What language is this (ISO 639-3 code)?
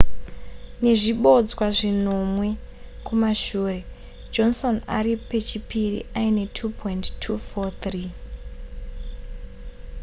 sna